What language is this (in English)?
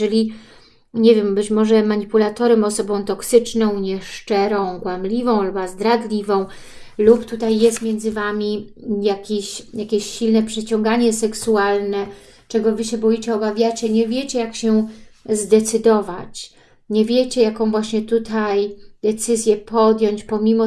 Polish